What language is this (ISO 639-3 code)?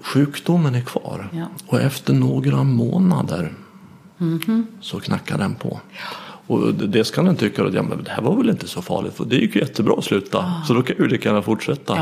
swe